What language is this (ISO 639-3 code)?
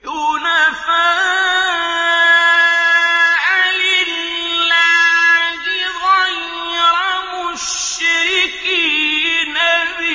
ara